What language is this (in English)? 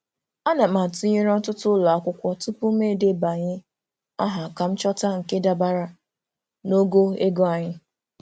Igbo